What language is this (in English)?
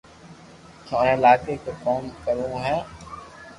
Loarki